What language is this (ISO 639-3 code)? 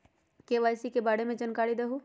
mag